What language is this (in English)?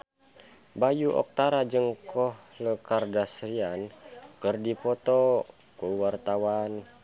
Sundanese